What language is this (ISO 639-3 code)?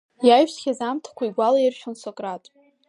abk